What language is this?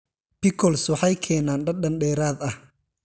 Somali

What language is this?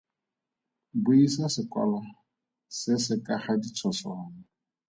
Tswana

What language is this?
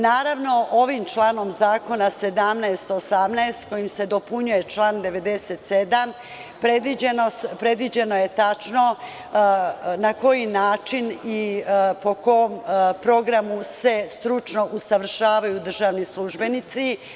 Serbian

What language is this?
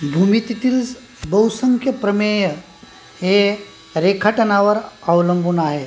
Marathi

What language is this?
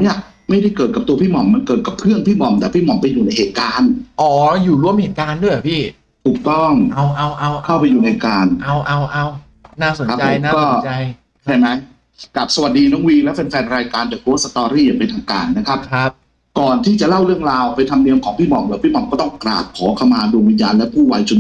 Thai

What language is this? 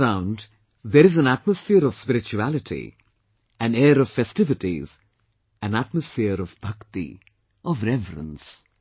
English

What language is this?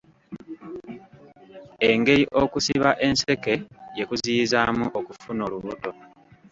Ganda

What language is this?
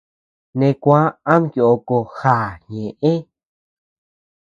Tepeuxila Cuicatec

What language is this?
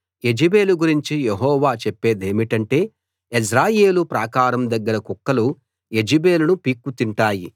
Telugu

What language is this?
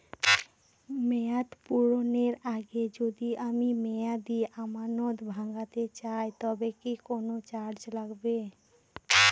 Bangla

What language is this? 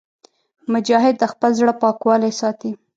Pashto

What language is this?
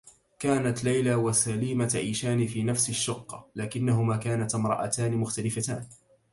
Arabic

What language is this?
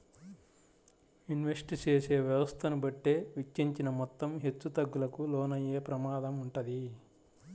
Telugu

